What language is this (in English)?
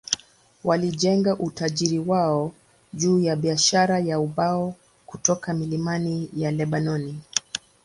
Swahili